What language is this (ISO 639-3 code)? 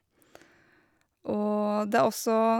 nor